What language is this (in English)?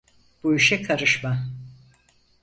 Turkish